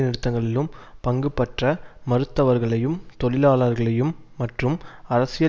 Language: Tamil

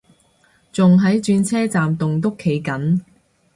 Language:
Cantonese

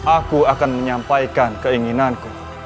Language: Indonesian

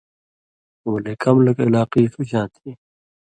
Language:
Indus Kohistani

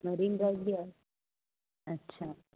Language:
Sindhi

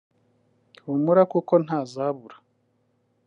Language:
Kinyarwanda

